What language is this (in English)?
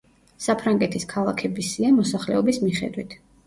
Georgian